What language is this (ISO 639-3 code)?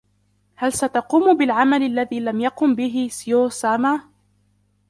ara